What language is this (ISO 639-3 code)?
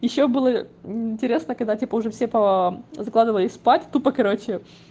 rus